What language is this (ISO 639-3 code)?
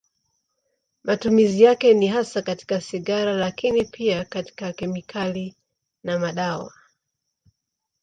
swa